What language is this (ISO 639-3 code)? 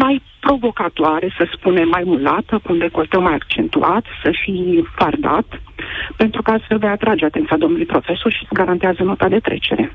ron